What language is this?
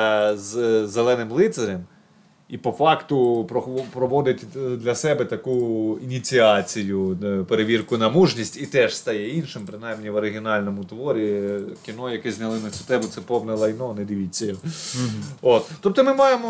Ukrainian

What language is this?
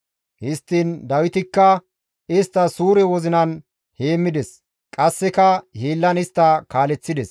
Gamo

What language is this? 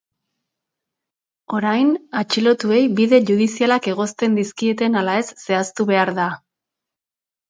Basque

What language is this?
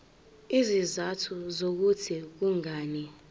Zulu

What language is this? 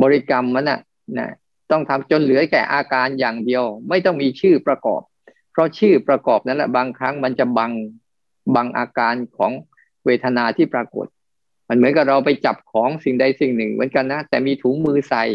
Thai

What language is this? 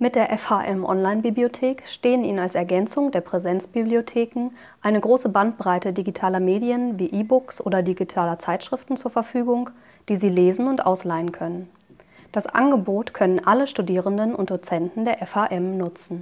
German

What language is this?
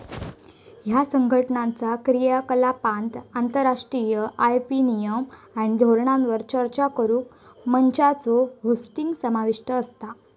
Marathi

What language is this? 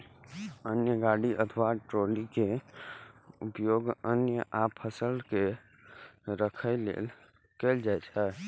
Maithili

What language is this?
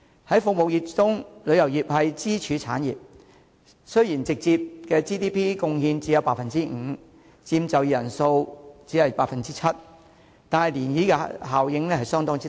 Cantonese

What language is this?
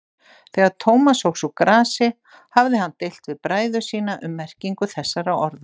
Icelandic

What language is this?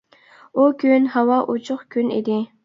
Uyghur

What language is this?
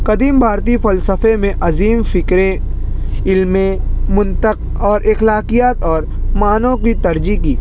Urdu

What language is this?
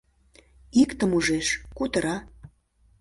Mari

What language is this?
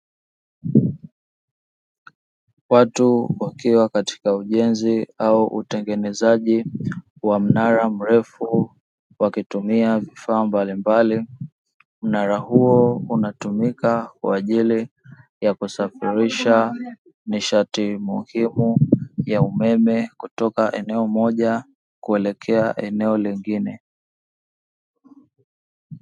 Swahili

